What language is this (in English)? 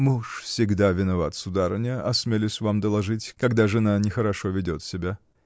Russian